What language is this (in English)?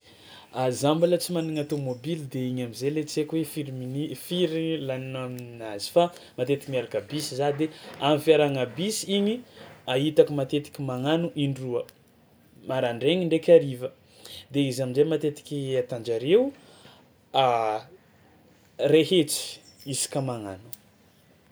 Tsimihety Malagasy